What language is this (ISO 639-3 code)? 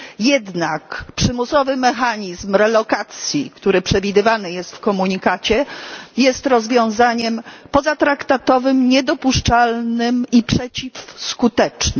pol